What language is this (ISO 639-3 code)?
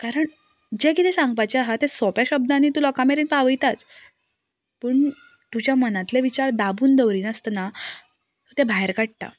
kok